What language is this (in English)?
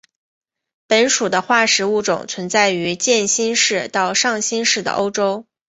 Chinese